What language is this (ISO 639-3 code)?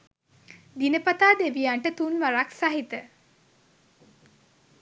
sin